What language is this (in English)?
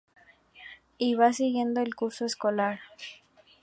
Spanish